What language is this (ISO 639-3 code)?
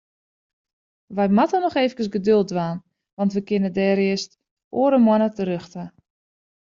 fry